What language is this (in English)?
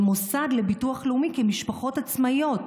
Hebrew